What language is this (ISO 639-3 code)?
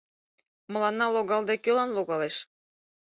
chm